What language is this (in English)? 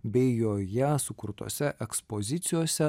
Lithuanian